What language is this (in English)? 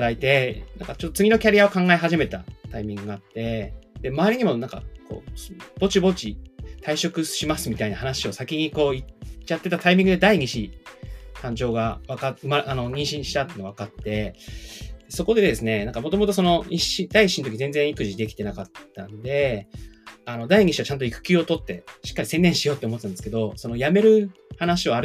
Japanese